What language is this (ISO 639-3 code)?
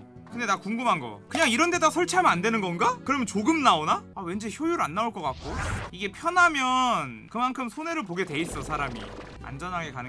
kor